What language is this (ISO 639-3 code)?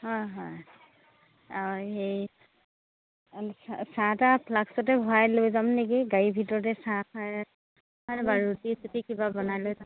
asm